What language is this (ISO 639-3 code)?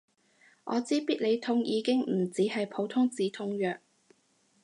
yue